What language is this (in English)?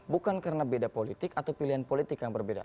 Indonesian